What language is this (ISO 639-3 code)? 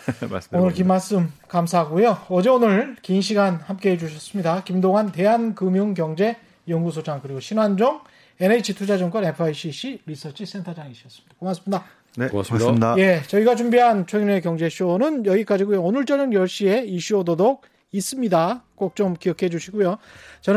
kor